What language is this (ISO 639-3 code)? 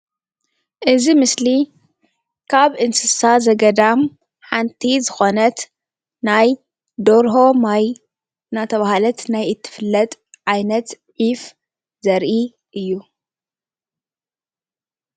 tir